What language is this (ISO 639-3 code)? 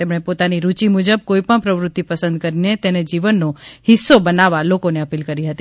guj